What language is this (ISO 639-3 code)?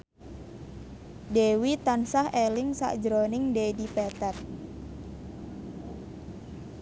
jav